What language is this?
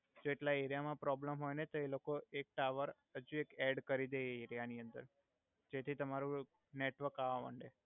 Gujarati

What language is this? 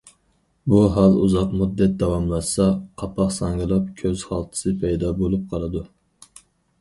Uyghur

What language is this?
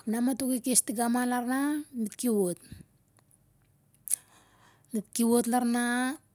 Siar-Lak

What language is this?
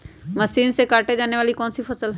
Magahi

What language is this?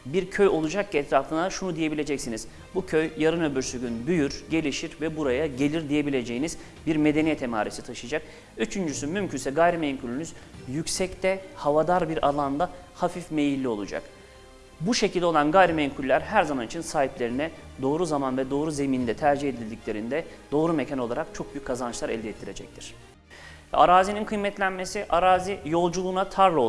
Turkish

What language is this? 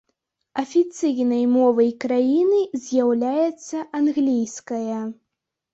Belarusian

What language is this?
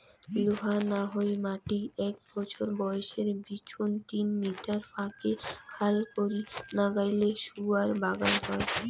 Bangla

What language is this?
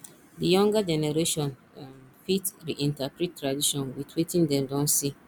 Nigerian Pidgin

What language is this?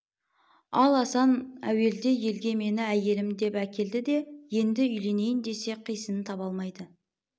Kazakh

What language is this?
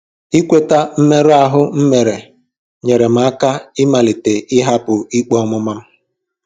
Igbo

